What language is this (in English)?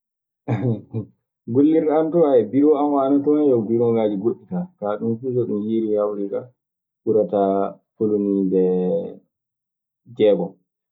Maasina Fulfulde